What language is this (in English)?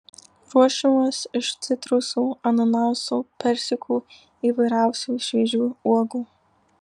Lithuanian